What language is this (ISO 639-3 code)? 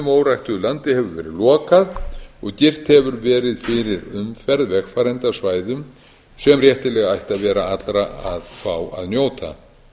isl